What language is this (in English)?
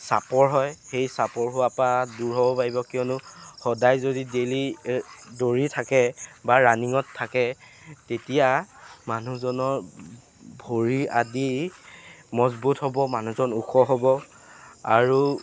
Assamese